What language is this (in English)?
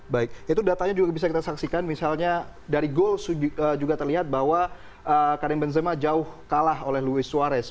Indonesian